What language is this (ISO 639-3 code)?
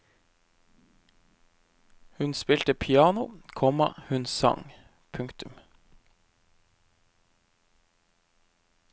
nor